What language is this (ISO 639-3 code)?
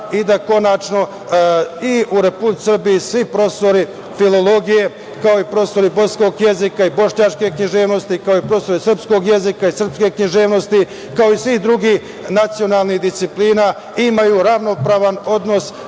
srp